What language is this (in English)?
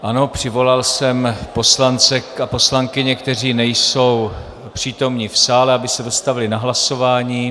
Czech